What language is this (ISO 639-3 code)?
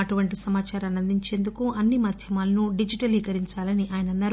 tel